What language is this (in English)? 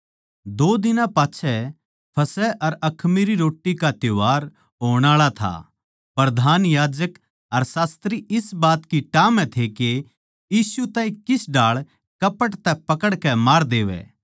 Haryanvi